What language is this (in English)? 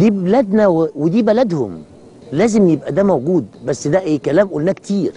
Arabic